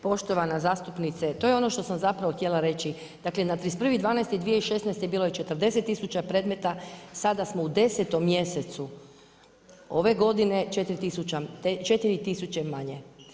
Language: Croatian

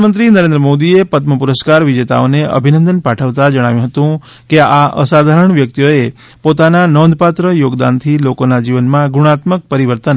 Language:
Gujarati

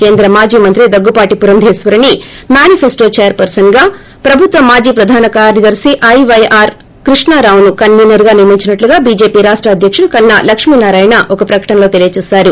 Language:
Telugu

